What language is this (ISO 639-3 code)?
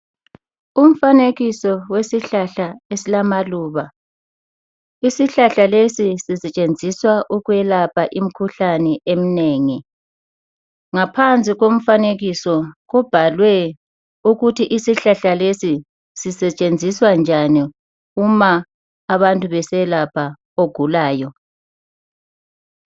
nde